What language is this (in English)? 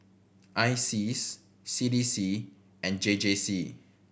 English